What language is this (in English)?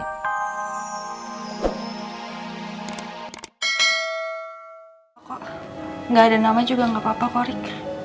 Indonesian